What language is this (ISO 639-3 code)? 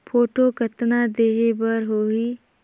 hne